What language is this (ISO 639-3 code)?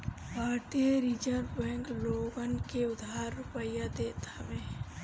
bho